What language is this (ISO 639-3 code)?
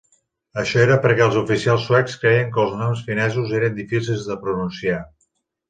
cat